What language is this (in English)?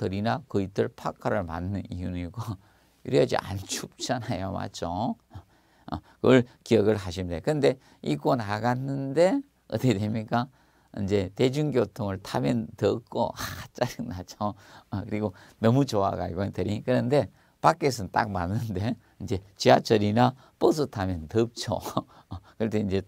Korean